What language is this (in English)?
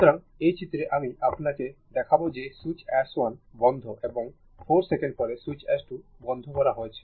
Bangla